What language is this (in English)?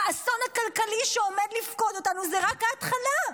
Hebrew